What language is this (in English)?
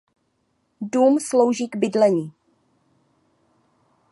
Czech